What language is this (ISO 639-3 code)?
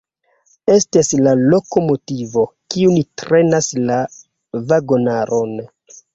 epo